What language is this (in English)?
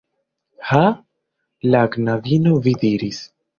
Esperanto